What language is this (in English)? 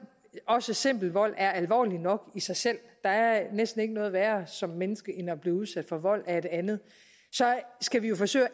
Danish